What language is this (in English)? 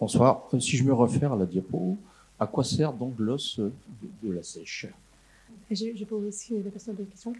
French